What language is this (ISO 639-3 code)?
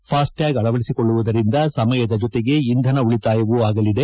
kan